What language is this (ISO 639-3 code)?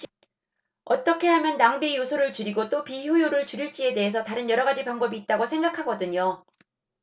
kor